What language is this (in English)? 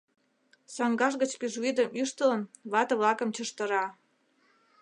Mari